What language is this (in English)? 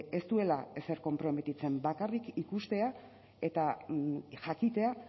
Basque